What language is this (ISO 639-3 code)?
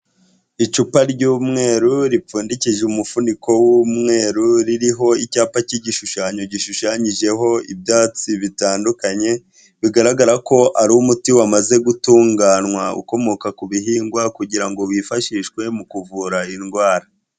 kin